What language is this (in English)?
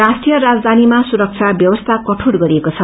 Nepali